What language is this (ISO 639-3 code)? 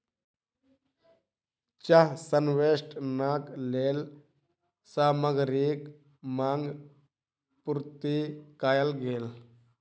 mai